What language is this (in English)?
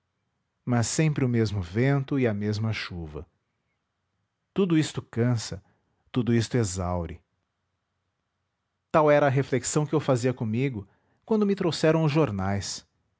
Portuguese